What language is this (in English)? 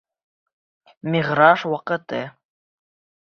Bashkir